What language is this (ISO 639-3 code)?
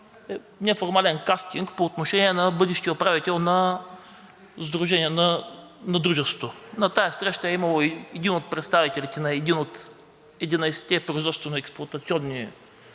bul